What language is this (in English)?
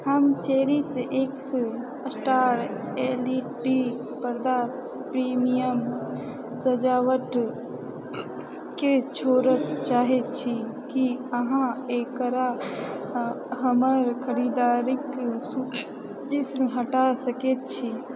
Maithili